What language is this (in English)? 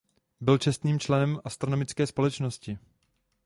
Czech